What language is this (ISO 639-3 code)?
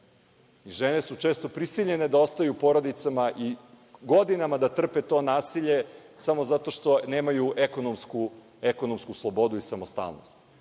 srp